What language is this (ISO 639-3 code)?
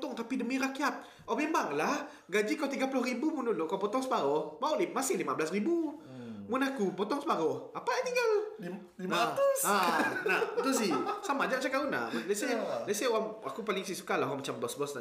msa